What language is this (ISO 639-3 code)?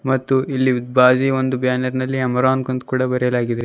kan